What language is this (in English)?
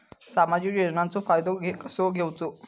Marathi